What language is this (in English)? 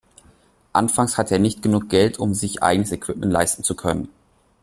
German